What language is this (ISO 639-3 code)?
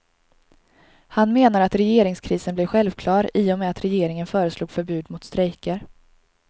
swe